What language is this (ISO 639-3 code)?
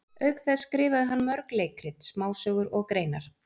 isl